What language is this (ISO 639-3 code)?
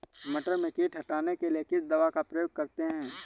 hin